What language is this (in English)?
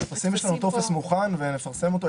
Hebrew